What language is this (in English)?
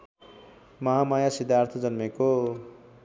Nepali